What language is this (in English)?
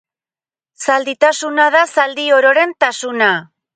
Basque